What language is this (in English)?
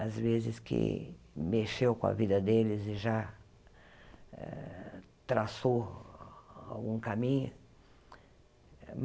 Portuguese